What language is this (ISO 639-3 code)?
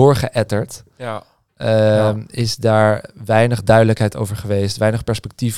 nld